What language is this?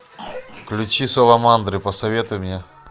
Russian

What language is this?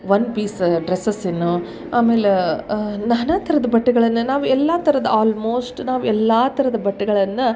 Kannada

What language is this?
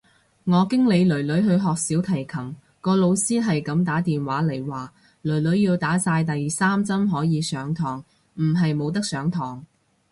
Cantonese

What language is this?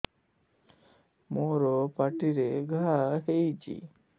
Odia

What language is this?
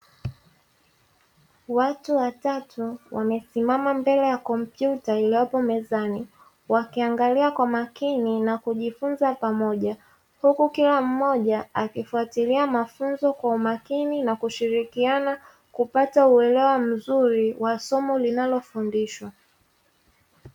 Swahili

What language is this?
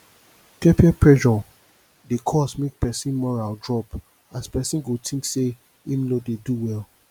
Nigerian Pidgin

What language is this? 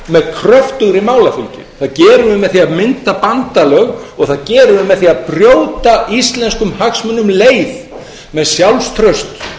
Icelandic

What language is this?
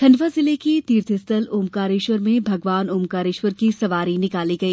Hindi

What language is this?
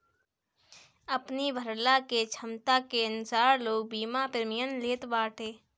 Bhojpuri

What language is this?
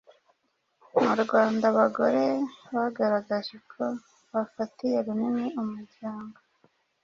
Kinyarwanda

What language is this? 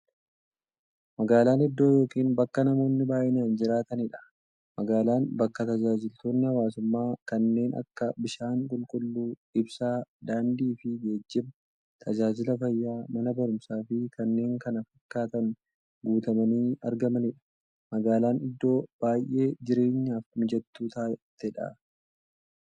Oromo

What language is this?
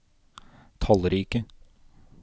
Norwegian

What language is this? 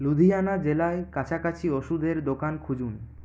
Bangla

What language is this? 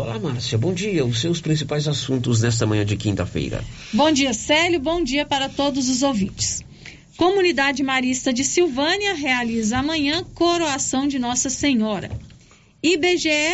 Portuguese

